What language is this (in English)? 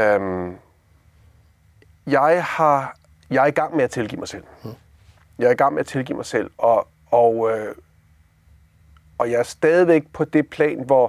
Danish